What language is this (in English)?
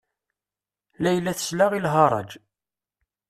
Kabyle